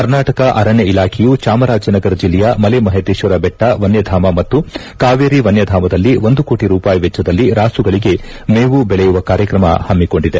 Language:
Kannada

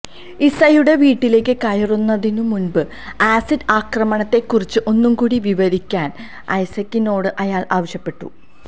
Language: Malayalam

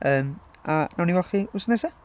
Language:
Welsh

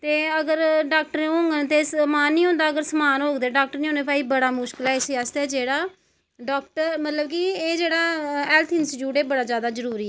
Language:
Dogri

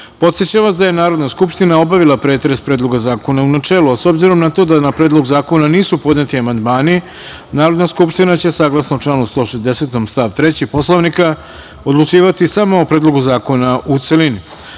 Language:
Serbian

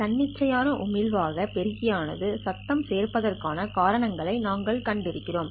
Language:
Tamil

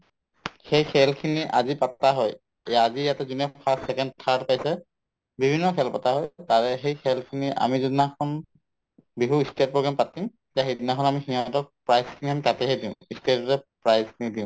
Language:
Assamese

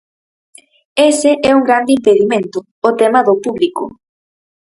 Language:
Galician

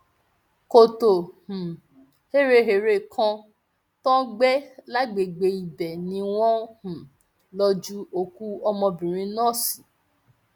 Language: Yoruba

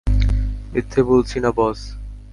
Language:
Bangla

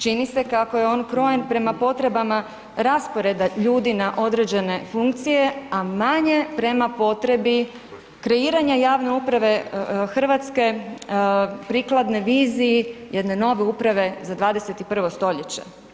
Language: Croatian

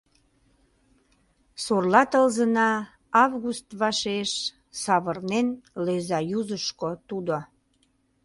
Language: Mari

